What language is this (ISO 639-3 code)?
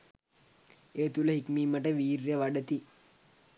sin